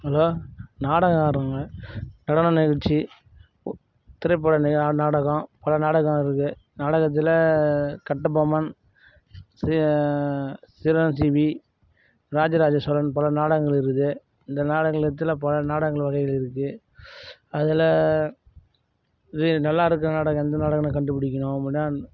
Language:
Tamil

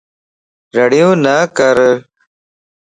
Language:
Lasi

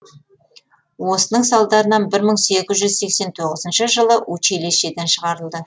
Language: Kazakh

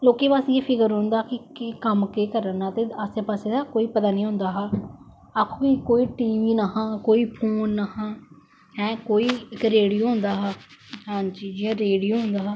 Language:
Dogri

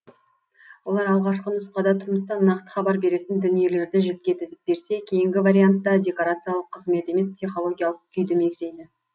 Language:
Kazakh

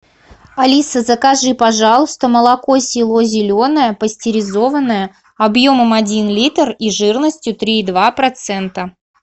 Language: Russian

